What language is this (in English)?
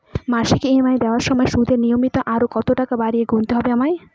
Bangla